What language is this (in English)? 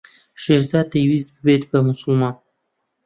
Central Kurdish